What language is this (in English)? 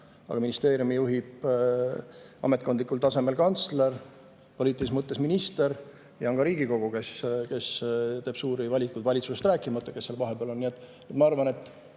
Estonian